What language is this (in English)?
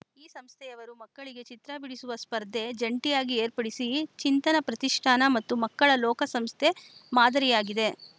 Kannada